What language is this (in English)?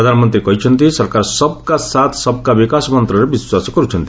Odia